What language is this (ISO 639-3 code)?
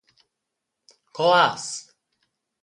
roh